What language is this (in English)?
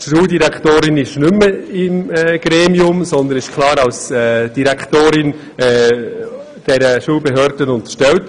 Swiss German